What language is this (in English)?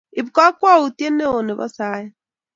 Kalenjin